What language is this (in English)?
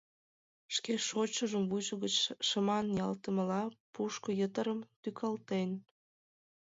Mari